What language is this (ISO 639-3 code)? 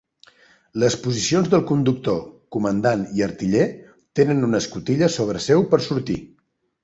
cat